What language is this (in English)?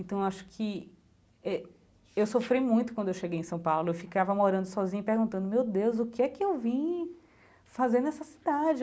Portuguese